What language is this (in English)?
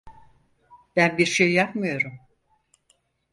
Turkish